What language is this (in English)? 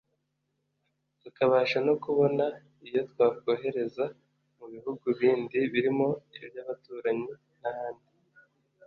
Kinyarwanda